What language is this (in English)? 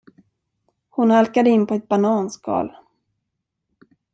Swedish